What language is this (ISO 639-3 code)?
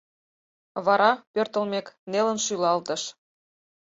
chm